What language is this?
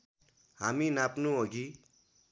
Nepali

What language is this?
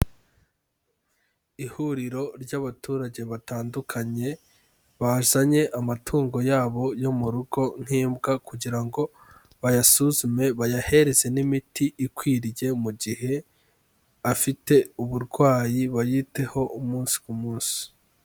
Kinyarwanda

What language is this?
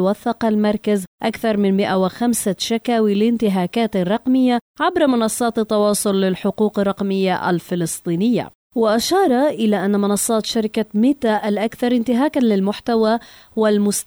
Arabic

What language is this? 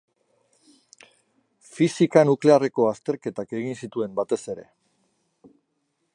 Basque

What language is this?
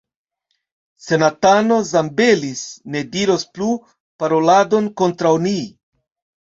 Esperanto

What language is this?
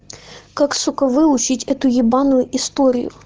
Russian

